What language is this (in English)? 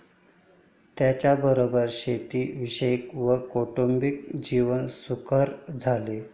Marathi